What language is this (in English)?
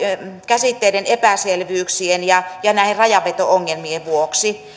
Finnish